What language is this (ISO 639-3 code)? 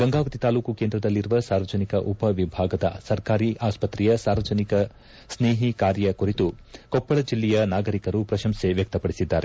kan